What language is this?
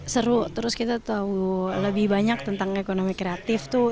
Indonesian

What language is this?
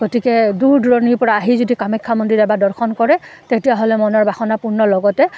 Assamese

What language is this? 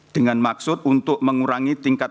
Indonesian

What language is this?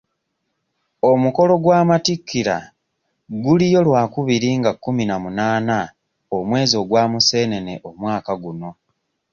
Ganda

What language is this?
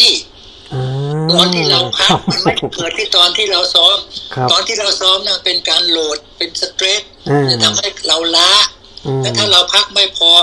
Thai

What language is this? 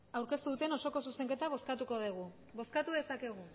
Basque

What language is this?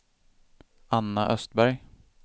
Swedish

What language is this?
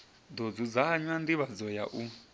Venda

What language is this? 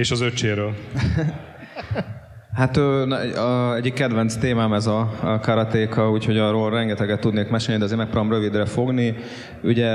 Hungarian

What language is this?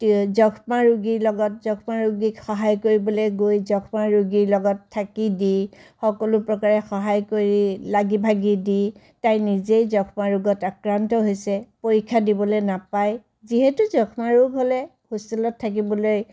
Assamese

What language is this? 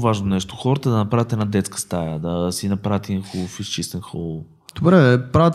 Bulgarian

